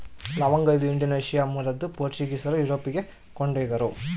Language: Kannada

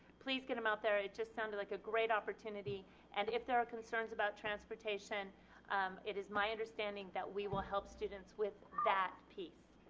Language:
English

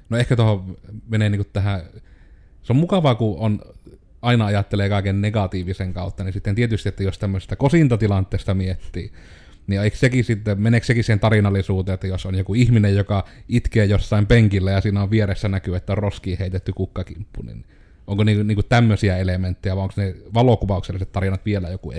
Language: Finnish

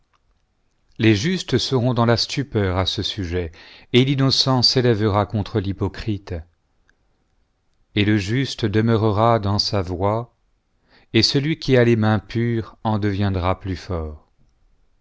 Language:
French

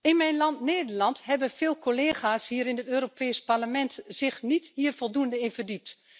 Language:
Dutch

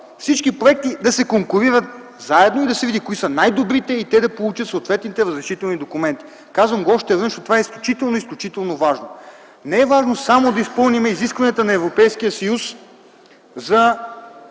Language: Bulgarian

